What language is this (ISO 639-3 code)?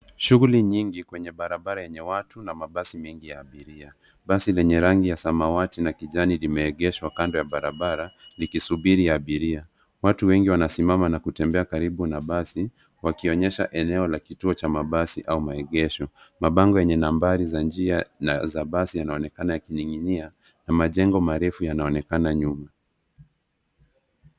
swa